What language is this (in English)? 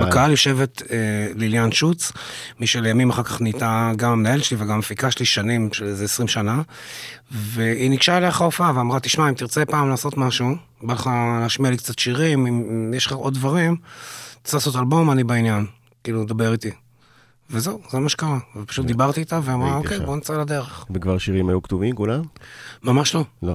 Hebrew